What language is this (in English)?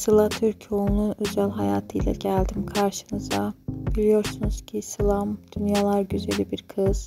Turkish